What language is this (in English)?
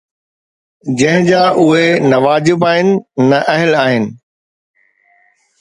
Sindhi